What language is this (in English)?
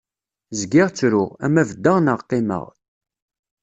Kabyle